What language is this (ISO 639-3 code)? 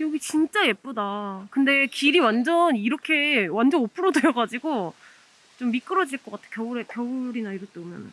kor